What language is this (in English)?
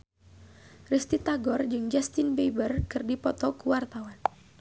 Sundanese